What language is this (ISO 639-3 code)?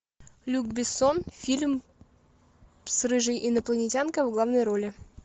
rus